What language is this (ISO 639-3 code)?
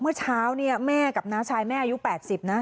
tha